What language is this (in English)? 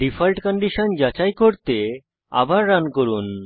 Bangla